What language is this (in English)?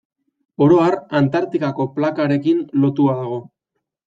Basque